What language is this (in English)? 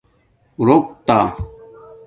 Domaaki